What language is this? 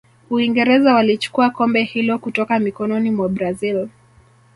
Swahili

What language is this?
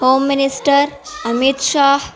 Urdu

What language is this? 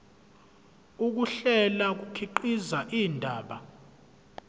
Zulu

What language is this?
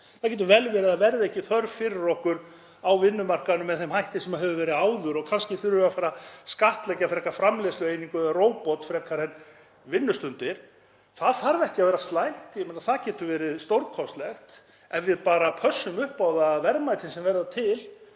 Icelandic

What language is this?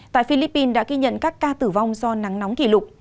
Vietnamese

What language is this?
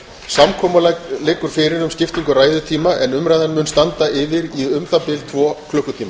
Icelandic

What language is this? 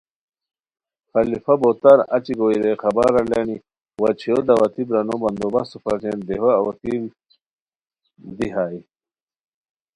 Khowar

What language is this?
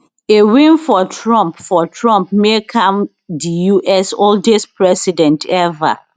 Nigerian Pidgin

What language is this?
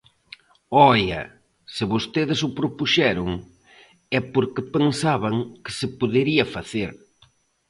Galician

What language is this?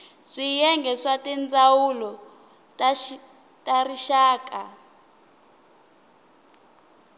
Tsonga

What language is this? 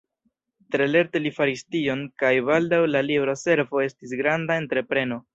Esperanto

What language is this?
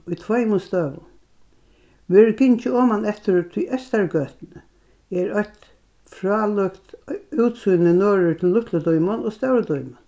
Faroese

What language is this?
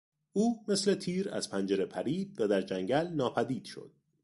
Persian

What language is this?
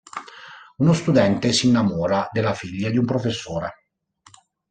Italian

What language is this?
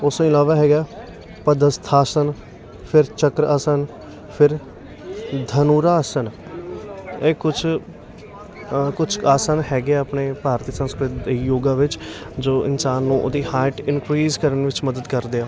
Punjabi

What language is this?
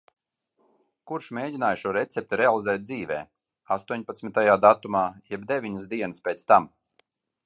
Latvian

